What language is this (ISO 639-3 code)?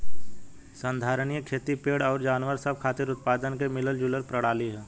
bho